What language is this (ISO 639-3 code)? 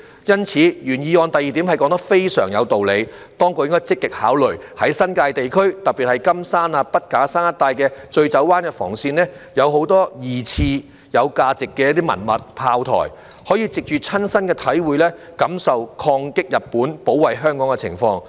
yue